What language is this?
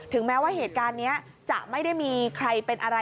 Thai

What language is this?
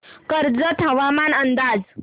Marathi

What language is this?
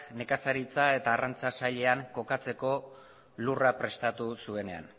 Basque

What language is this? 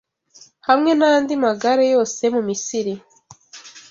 Kinyarwanda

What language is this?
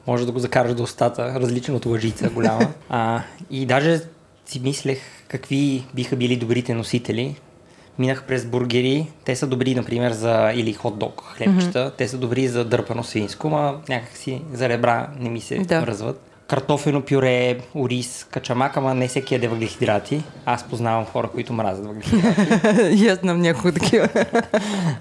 Bulgarian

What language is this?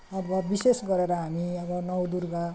Nepali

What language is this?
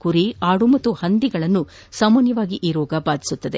Kannada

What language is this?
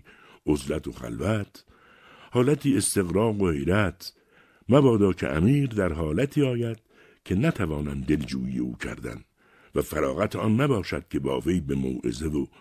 Persian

